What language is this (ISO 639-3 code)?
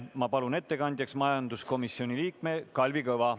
est